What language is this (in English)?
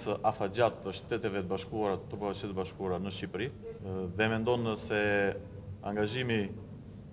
Romanian